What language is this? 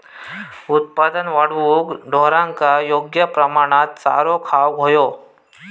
Marathi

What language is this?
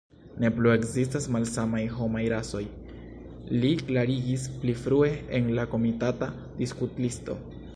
Esperanto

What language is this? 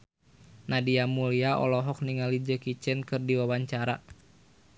Sundanese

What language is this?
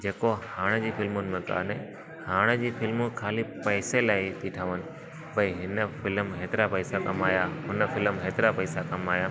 Sindhi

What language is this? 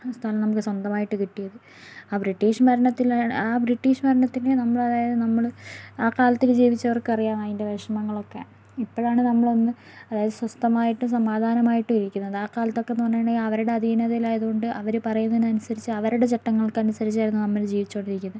Malayalam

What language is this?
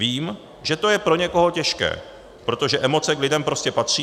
Czech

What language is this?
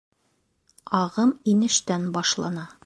Bashkir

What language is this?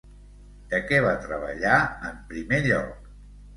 Catalan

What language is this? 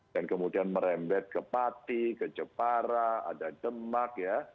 Indonesian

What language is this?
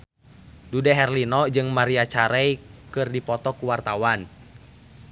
Sundanese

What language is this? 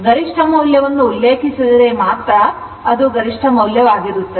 Kannada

